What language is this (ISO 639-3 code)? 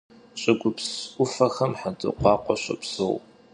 kbd